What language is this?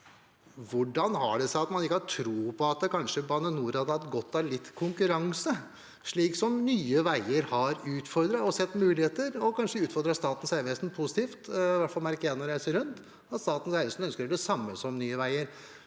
Norwegian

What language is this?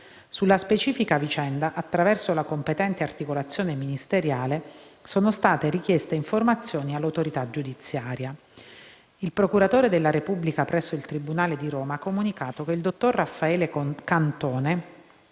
Italian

